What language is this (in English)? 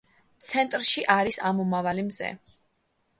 Georgian